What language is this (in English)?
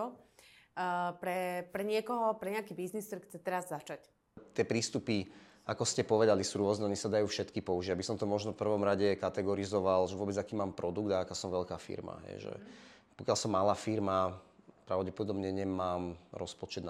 Slovak